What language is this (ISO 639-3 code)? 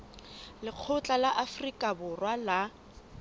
sot